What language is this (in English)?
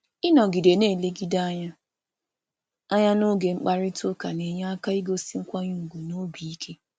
Igbo